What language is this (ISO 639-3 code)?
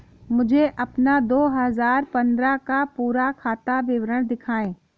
hin